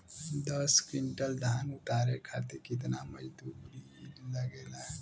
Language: Bhojpuri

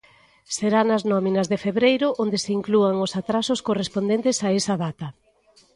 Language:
Galician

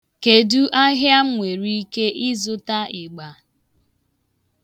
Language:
Igbo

